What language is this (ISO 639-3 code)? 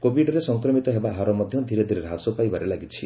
ori